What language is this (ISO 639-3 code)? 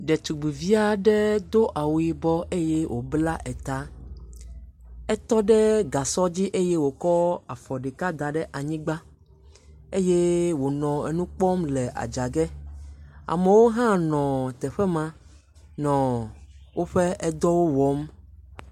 ewe